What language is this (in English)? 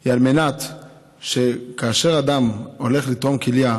Hebrew